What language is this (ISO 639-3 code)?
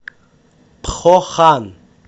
rus